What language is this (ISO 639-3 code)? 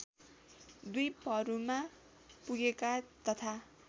nep